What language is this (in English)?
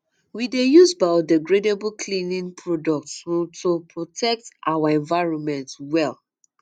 Nigerian Pidgin